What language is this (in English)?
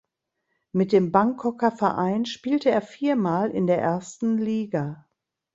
German